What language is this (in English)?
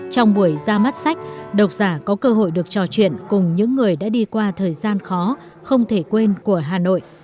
Vietnamese